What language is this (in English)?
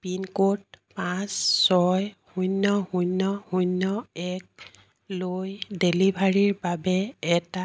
Assamese